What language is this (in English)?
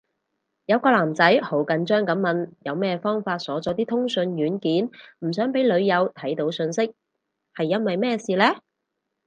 Cantonese